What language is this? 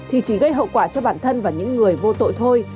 Vietnamese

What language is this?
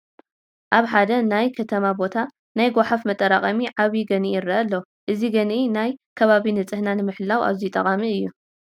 Tigrinya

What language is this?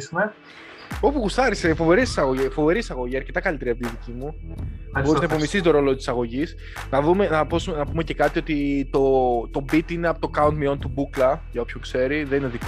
Greek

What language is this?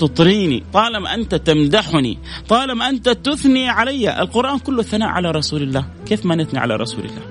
Arabic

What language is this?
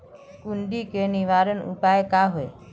Magahi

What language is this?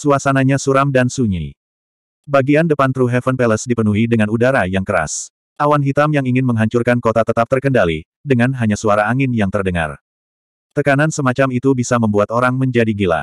Indonesian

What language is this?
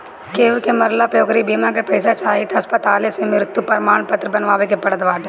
Bhojpuri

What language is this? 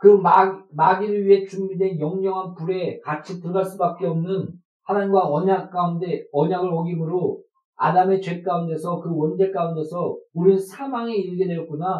Korean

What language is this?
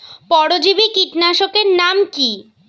Bangla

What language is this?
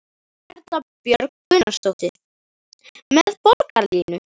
Icelandic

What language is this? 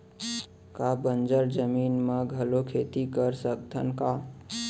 Chhattisgarhi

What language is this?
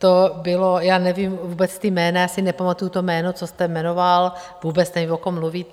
Czech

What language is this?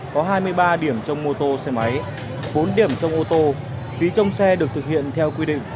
Vietnamese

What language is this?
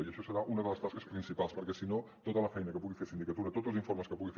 Catalan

